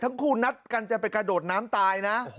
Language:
Thai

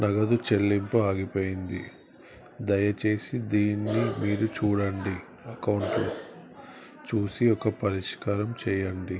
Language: Telugu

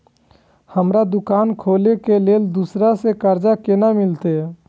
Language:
Maithili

